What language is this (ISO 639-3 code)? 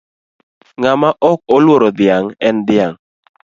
luo